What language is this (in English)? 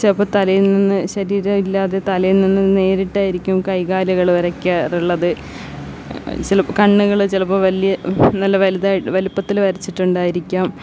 Malayalam